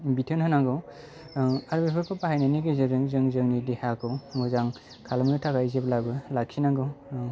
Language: Bodo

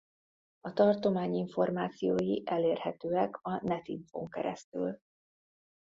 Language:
Hungarian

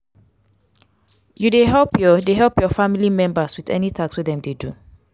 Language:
Nigerian Pidgin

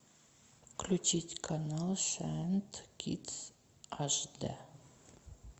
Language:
Russian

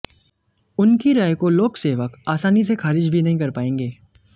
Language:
Hindi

